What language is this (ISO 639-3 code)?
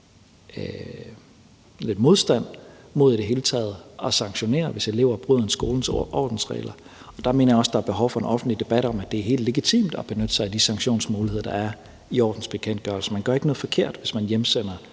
dan